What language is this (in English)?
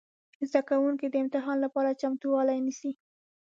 Pashto